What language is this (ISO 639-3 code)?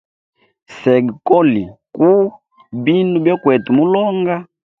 hem